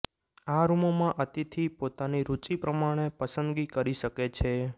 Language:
Gujarati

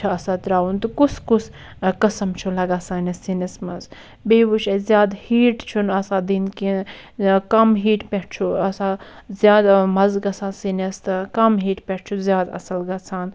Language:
Kashmiri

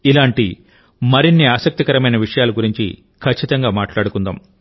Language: Telugu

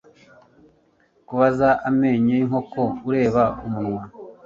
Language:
Kinyarwanda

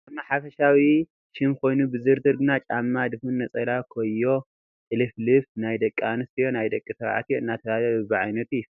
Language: Tigrinya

